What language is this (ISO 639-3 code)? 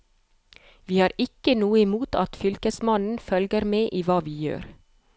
nor